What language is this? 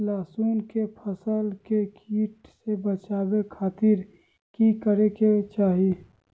Magahi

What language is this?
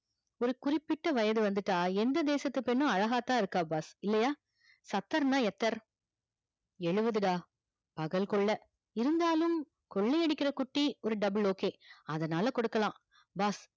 Tamil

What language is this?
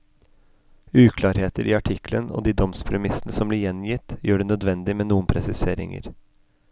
Norwegian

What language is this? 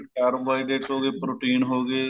Punjabi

